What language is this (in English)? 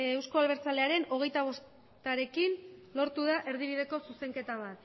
Basque